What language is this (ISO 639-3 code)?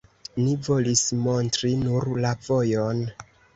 epo